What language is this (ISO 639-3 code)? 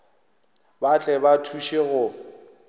nso